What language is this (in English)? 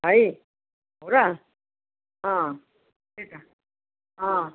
Nepali